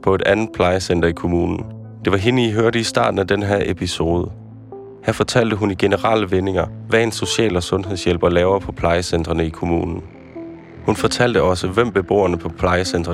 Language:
Danish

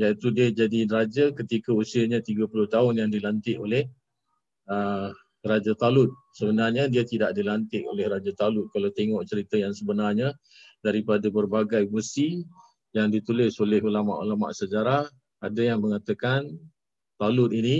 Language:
Malay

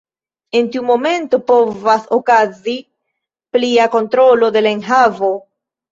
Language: Esperanto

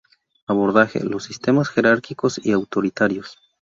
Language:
Spanish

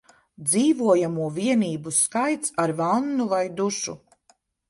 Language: Latvian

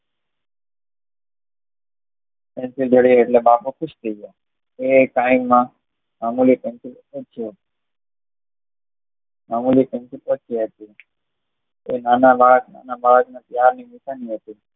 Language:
Gujarati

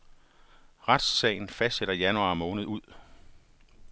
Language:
Danish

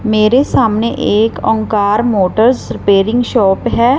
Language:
Hindi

